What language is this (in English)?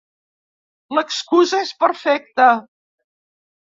Catalan